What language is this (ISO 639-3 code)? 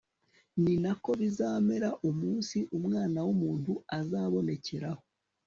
kin